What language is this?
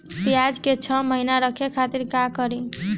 Bhojpuri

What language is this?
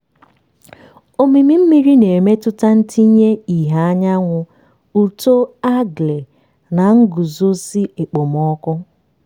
Igbo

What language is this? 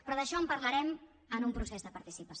Catalan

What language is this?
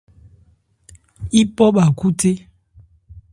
Ebrié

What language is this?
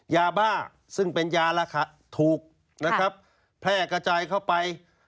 Thai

